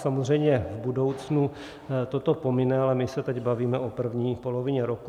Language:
Czech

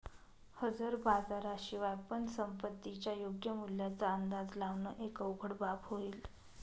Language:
Marathi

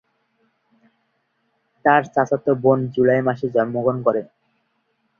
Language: Bangla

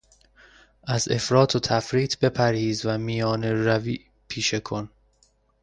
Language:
Persian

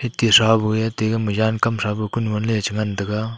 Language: Wancho Naga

